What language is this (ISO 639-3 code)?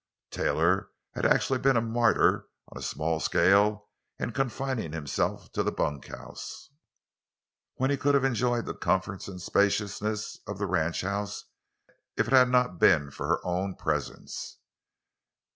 eng